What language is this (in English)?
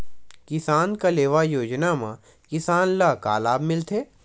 Chhattisgarhi